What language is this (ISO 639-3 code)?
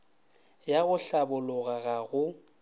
nso